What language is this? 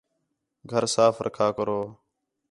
Khetrani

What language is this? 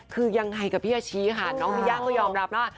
Thai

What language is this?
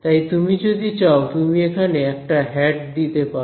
Bangla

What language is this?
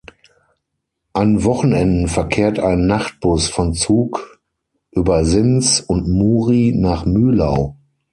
German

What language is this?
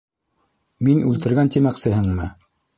Bashkir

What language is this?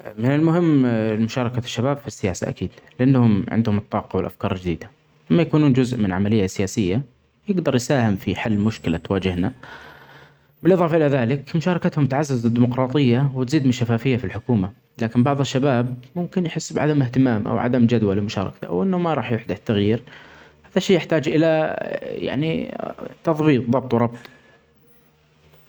Omani Arabic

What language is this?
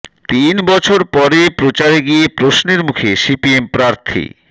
Bangla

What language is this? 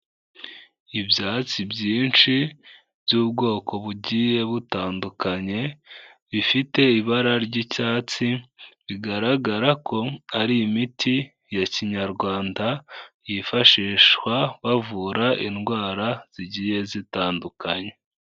Kinyarwanda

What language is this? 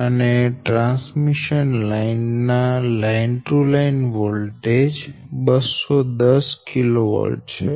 Gujarati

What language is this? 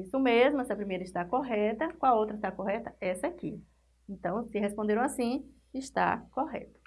Portuguese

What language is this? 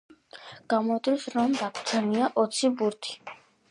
Georgian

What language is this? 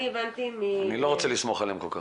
Hebrew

